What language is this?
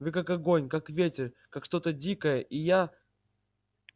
Russian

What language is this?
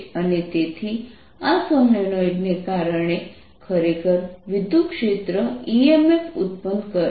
Gujarati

